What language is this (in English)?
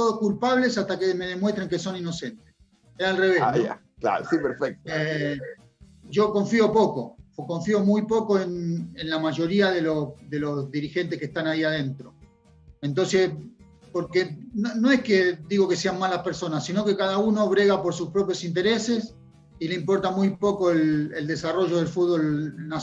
Spanish